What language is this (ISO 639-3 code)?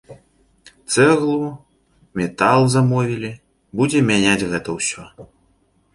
bel